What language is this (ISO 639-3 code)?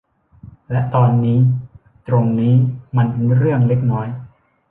tha